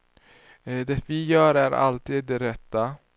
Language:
Swedish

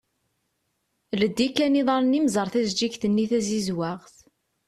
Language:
Kabyle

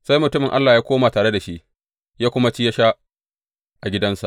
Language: Hausa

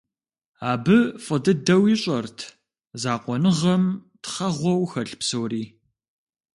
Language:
Kabardian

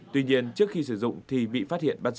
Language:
Vietnamese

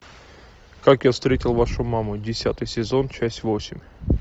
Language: Russian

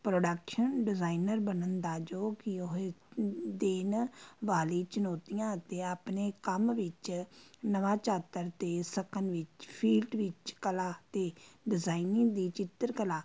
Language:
Punjabi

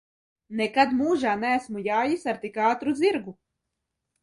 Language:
Latvian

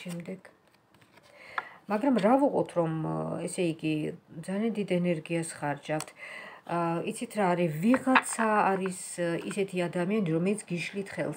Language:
Romanian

